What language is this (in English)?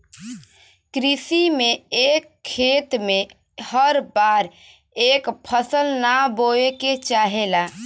Bhojpuri